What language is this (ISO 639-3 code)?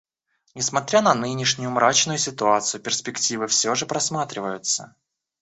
rus